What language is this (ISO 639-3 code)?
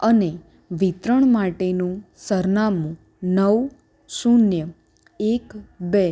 guj